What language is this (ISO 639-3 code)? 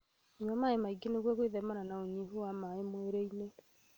kik